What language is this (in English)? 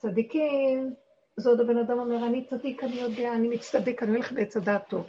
Hebrew